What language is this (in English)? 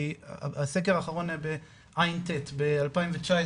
Hebrew